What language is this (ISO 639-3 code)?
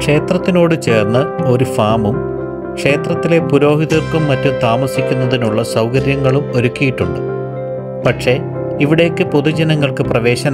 mal